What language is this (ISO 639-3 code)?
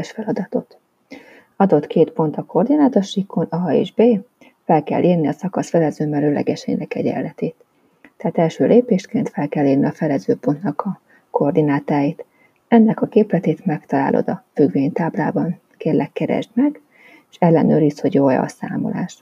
hun